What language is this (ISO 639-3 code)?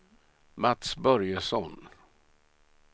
swe